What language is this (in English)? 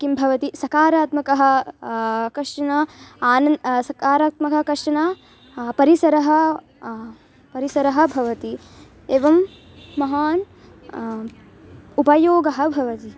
Sanskrit